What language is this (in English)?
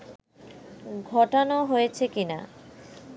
Bangla